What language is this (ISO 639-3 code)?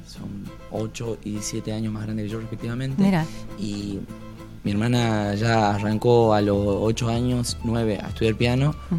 spa